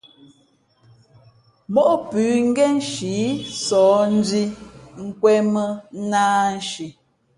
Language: Fe'fe'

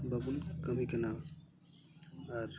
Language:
Santali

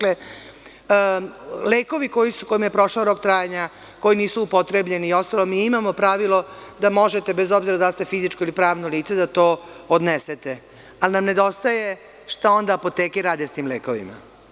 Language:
Serbian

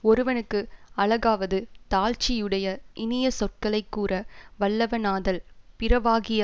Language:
Tamil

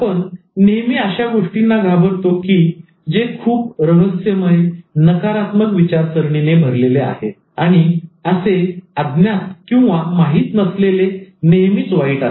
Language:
Marathi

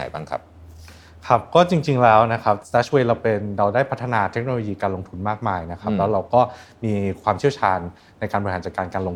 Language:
Thai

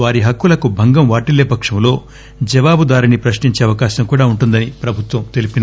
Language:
Telugu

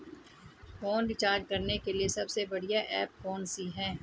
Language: Hindi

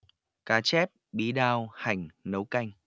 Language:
Vietnamese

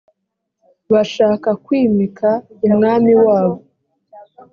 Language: Kinyarwanda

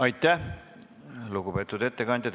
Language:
Estonian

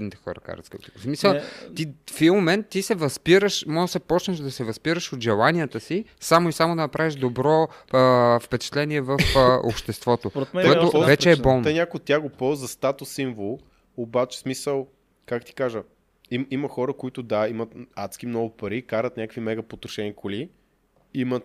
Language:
Bulgarian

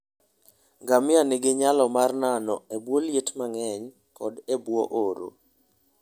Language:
Luo (Kenya and Tanzania)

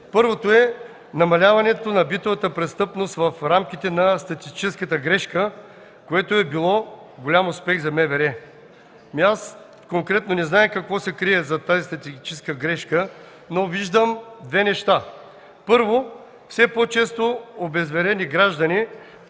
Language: Bulgarian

